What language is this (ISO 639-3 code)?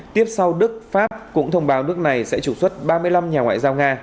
vie